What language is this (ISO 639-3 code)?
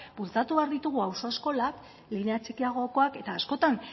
eus